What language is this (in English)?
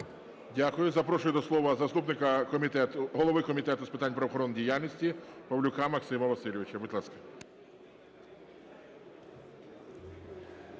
Ukrainian